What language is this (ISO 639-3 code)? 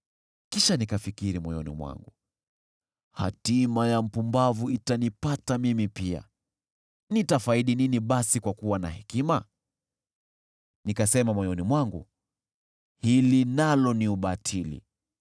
swa